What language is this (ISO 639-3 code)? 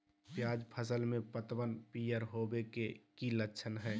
mag